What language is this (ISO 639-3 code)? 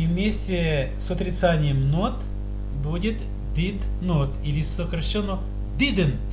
rus